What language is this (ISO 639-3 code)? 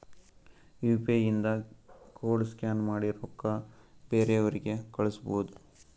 kan